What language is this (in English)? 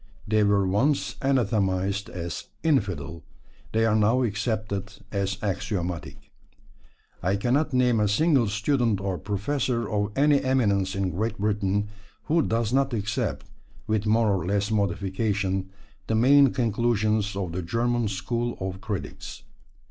English